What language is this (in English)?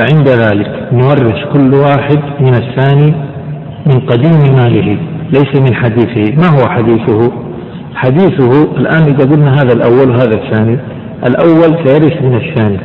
Arabic